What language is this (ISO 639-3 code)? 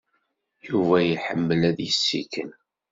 kab